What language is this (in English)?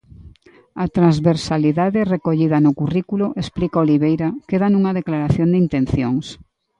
Galician